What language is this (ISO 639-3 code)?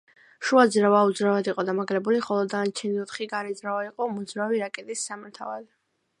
kat